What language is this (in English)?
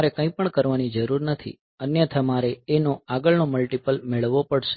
Gujarati